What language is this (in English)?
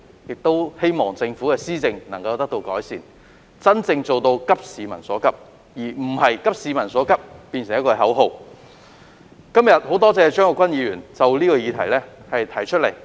Cantonese